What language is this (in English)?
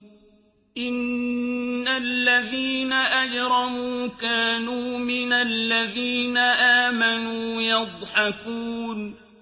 Arabic